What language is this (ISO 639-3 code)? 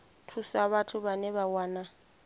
ven